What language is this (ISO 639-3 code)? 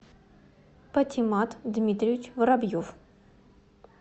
rus